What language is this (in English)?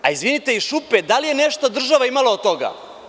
Serbian